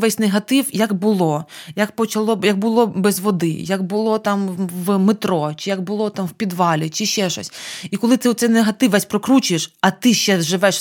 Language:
Ukrainian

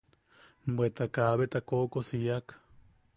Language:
Yaqui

